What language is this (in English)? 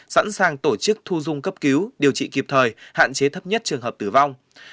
Vietnamese